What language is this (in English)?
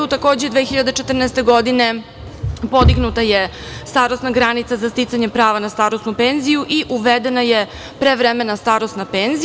Serbian